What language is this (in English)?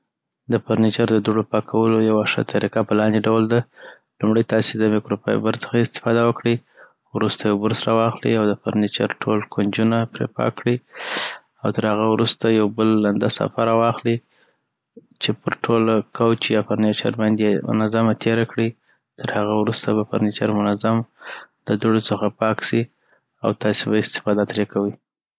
Southern Pashto